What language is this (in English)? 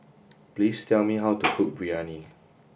English